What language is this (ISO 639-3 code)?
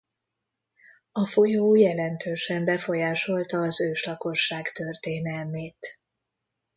hun